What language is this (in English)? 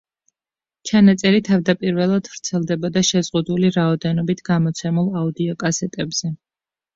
Georgian